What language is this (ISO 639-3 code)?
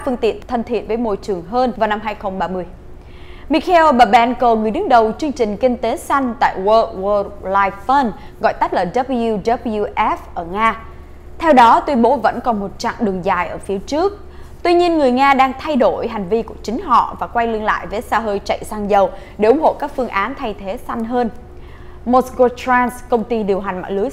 vie